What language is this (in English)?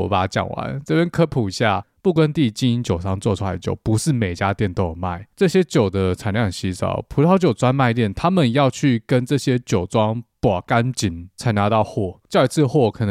Chinese